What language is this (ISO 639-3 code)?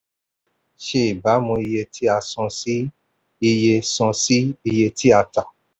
yor